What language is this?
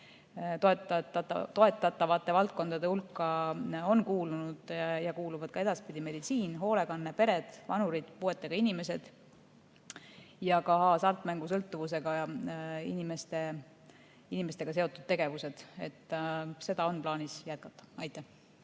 Estonian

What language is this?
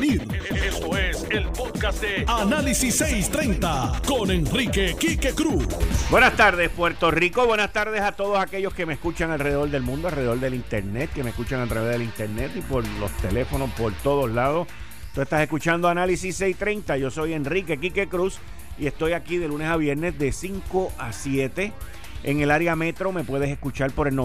Spanish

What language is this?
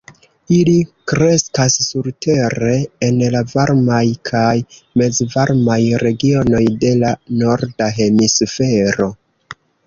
Esperanto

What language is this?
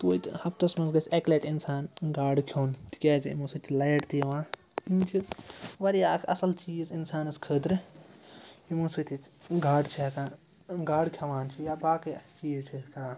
Kashmiri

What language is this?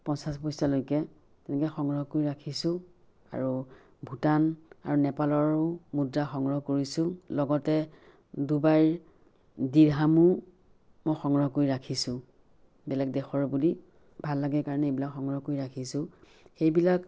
Assamese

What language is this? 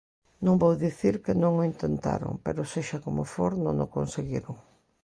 Galician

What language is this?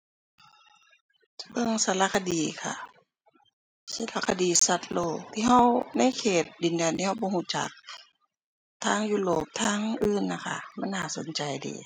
Thai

